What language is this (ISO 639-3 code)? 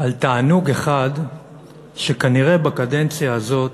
heb